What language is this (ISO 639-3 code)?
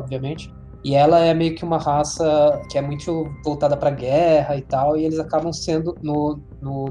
por